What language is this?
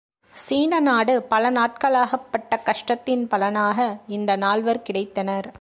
Tamil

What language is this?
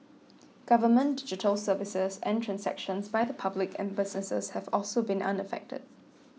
English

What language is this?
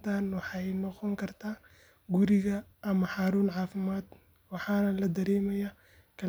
Somali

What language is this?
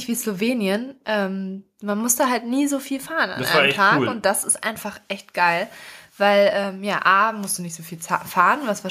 German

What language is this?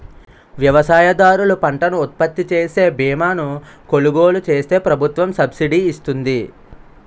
Telugu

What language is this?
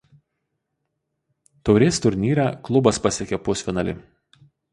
Lithuanian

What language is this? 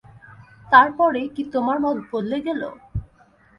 Bangla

